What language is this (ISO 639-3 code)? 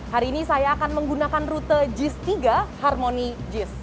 ind